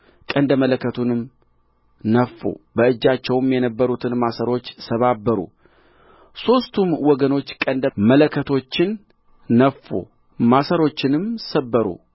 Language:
Amharic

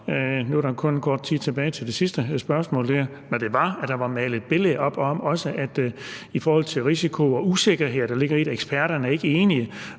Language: Danish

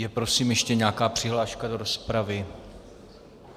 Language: Czech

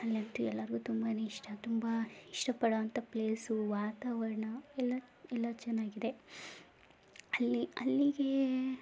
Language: Kannada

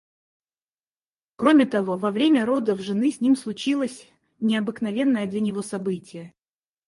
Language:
Russian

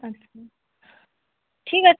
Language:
Bangla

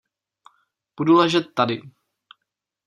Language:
Czech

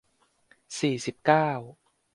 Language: Thai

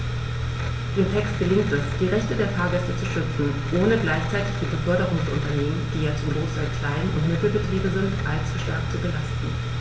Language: German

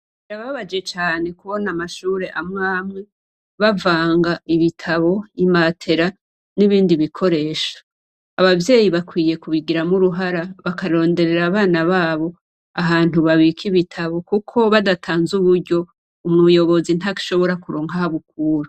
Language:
Rundi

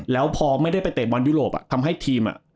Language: Thai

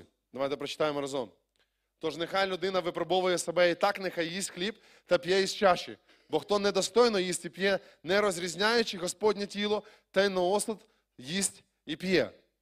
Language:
Ukrainian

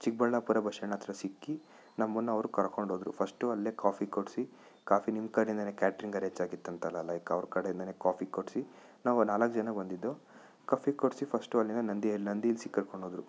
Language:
Kannada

